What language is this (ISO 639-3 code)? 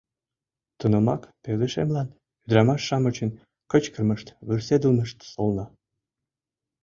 chm